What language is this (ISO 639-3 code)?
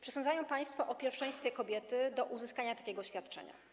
pol